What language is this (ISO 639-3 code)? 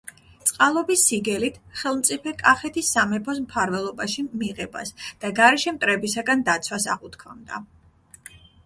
kat